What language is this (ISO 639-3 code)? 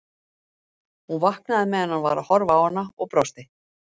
isl